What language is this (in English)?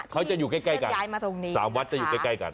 Thai